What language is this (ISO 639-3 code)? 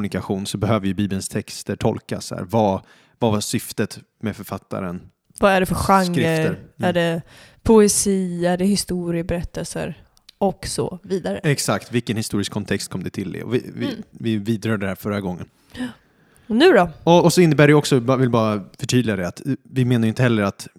swe